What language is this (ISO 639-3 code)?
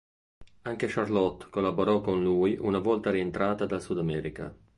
ita